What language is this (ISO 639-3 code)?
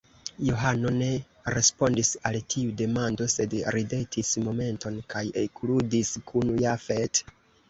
epo